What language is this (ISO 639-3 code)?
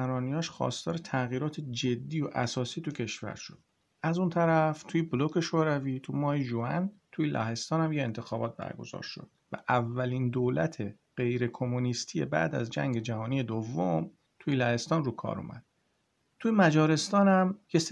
fas